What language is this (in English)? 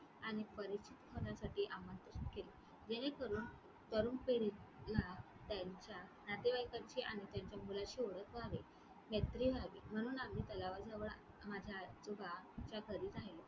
Marathi